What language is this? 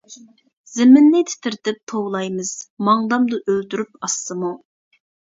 Uyghur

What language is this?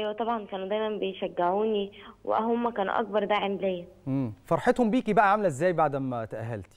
Arabic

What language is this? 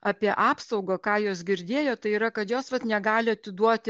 Lithuanian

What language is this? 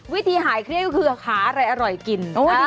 Thai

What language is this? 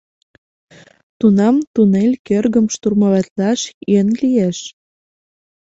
Mari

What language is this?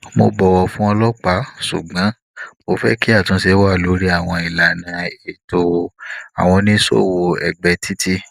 Yoruba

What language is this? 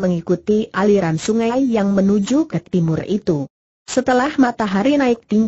Indonesian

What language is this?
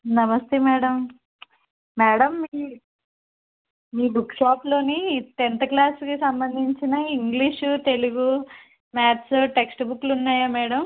Telugu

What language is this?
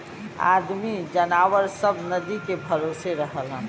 Bhojpuri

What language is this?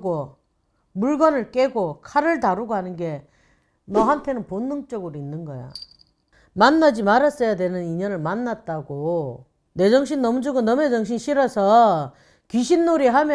Korean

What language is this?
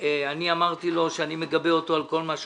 Hebrew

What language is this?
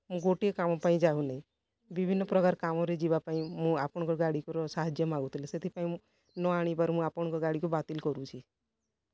Odia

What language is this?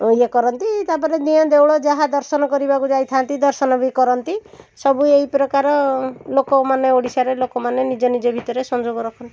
Odia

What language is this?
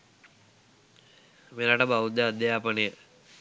Sinhala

